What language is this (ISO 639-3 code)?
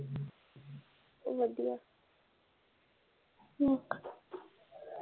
pan